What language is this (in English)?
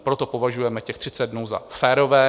Czech